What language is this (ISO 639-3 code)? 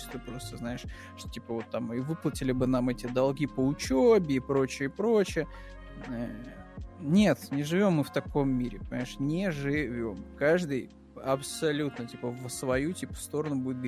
rus